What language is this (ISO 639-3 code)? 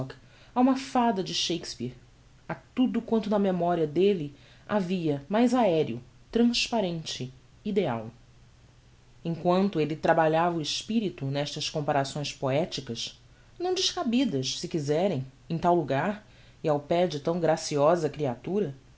por